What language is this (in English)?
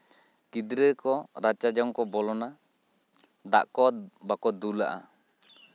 Santali